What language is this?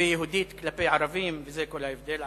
Hebrew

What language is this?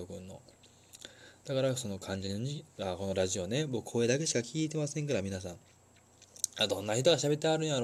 Japanese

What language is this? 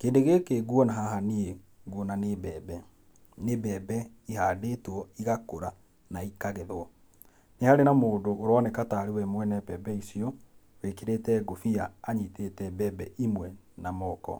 Kikuyu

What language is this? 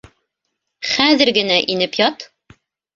Bashkir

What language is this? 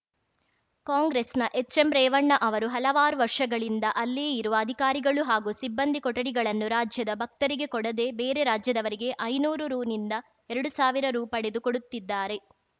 Kannada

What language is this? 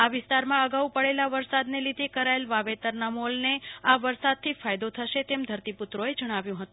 Gujarati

